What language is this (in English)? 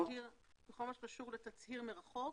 Hebrew